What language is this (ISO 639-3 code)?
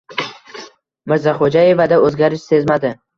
uzb